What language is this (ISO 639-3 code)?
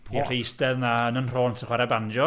cym